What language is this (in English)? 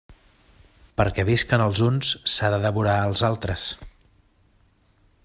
Catalan